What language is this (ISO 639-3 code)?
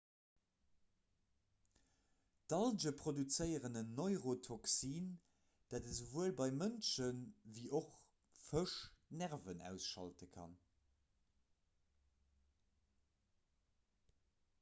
ltz